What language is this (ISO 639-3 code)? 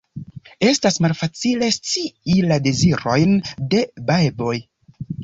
epo